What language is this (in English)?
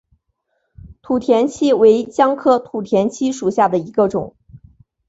Chinese